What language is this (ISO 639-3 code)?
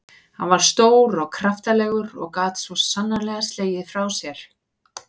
isl